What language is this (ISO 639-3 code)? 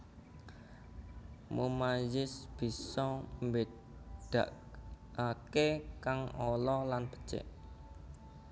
jav